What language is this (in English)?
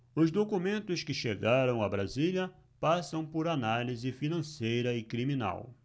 Portuguese